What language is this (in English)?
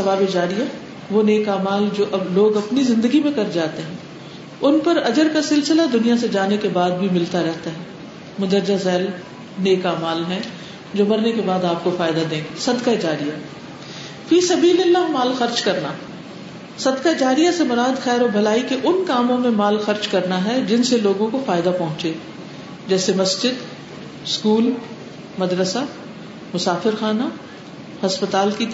Urdu